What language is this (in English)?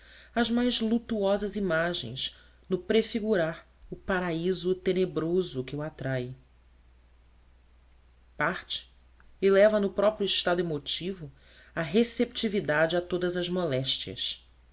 Portuguese